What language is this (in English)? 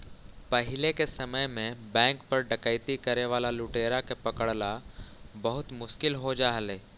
Magahi